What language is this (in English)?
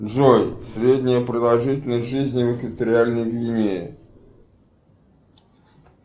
Russian